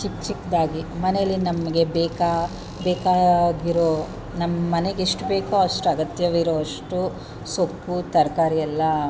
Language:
Kannada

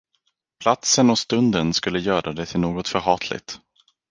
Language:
Swedish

